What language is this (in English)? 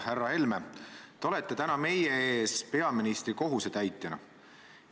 Estonian